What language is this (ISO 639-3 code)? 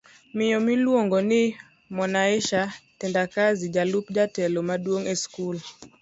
luo